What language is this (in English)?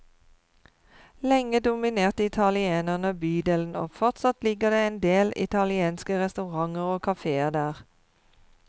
Norwegian